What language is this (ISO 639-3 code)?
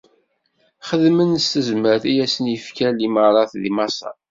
kab